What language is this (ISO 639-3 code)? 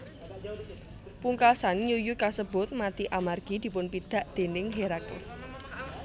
jav